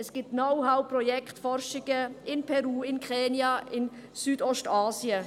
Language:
Swiss German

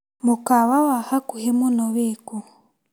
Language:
Kikuyu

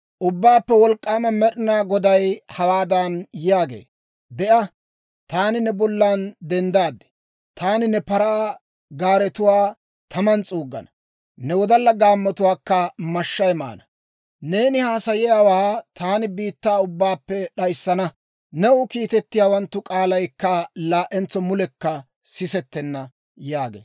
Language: Dawro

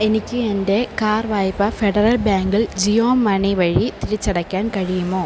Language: Malayalam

